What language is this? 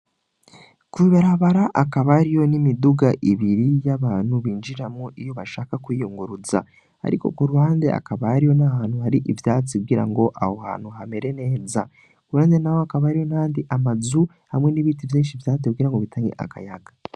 Rundi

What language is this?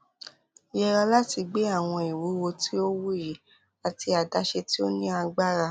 Yoruba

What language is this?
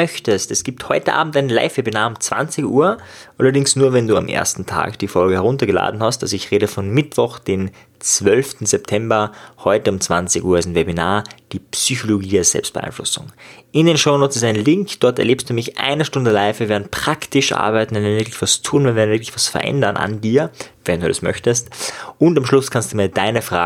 German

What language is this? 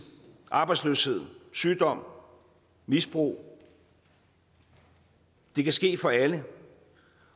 Danish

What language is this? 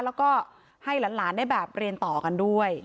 Thai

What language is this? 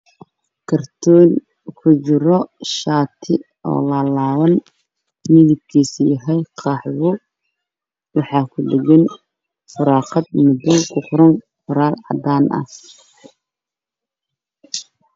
Somali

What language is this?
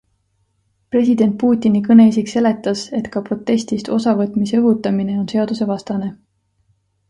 Estonian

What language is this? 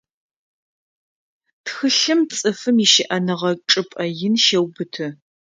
Adyghe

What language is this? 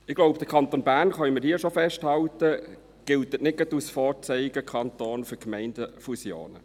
Swiss German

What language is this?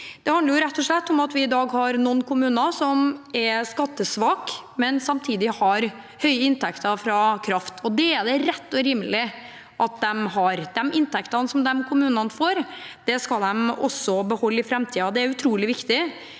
Norwegian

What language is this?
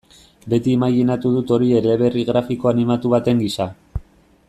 Basque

